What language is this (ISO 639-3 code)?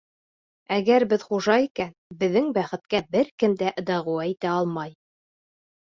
bak